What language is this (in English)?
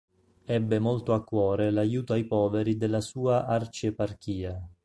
Italian